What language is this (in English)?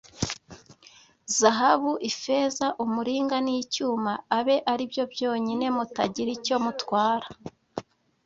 Kinyarwanda